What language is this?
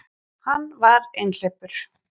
Icelandic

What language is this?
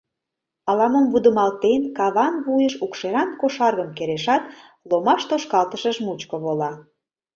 Mari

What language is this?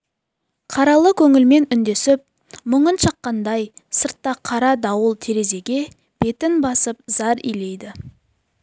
Kazakh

